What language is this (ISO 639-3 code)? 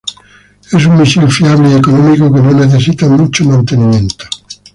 spa